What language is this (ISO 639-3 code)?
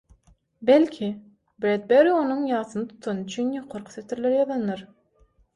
tuk